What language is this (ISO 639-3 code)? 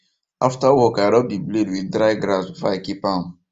pcm